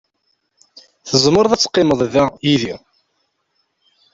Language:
Kabyle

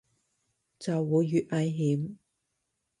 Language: Cantonese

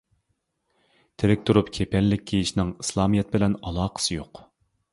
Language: Uyghur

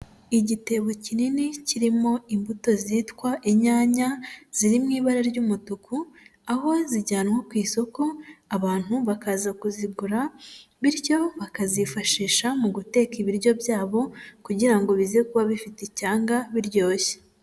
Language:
Kinyarwanda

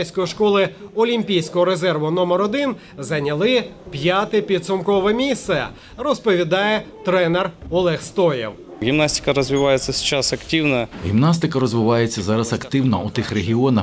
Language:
Ukrainian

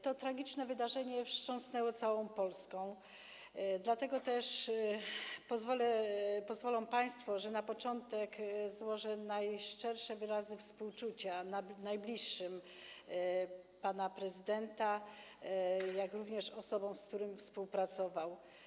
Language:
Polish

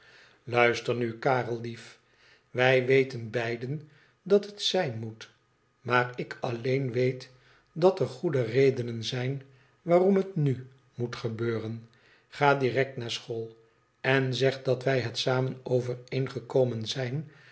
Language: Dutch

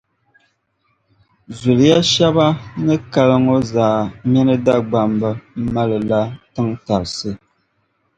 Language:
Dagbani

